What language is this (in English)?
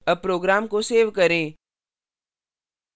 Hindi